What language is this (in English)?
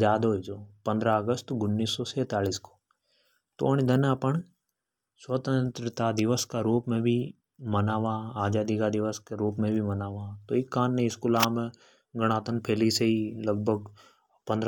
Hadothi